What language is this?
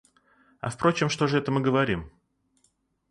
Russian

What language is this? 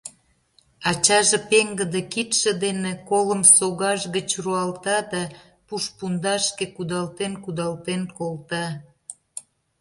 Mari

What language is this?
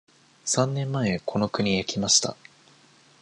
Japanese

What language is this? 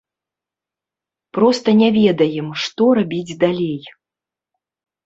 Belarusian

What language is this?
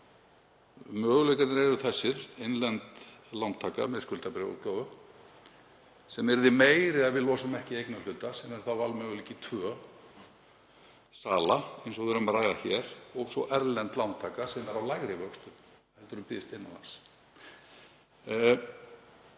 Icelandic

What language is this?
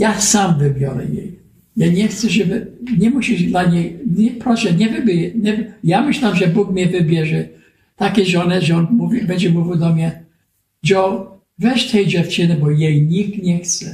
Polish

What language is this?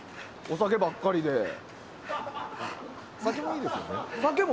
Japanese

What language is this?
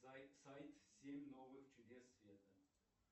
Russian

